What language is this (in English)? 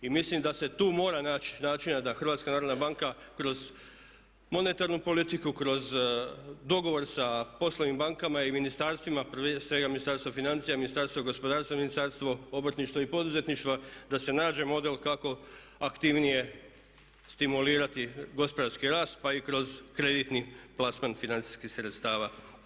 Croatian